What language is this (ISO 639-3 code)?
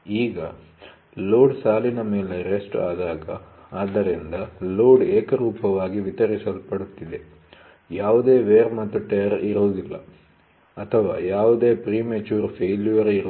kan